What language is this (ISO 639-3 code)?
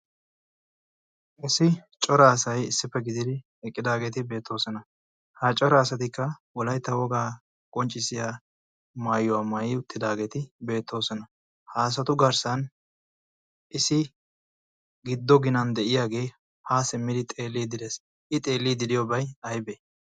wal